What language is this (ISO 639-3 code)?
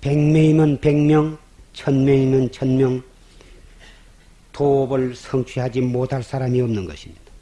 kor